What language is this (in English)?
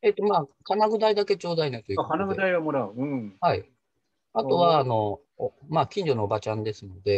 Japanese